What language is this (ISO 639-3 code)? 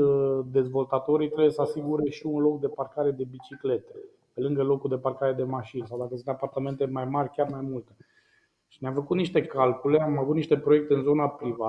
ron